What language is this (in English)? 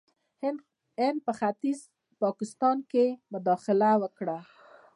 Pashto